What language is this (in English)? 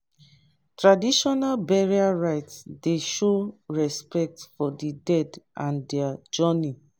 Nigerian Pidgin